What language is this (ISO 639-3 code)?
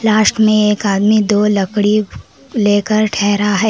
hin